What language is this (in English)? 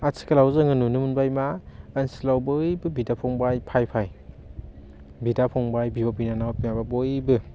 Bodo